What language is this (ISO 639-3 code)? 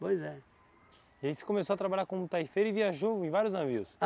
por